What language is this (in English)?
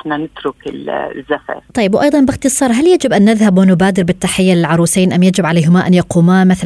Arabic